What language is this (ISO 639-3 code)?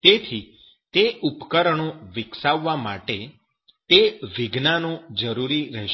guj